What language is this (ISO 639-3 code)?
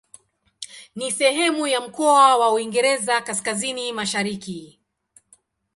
swa